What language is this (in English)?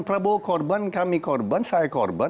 Indonesian